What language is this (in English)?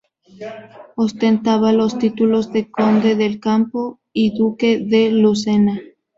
Spanish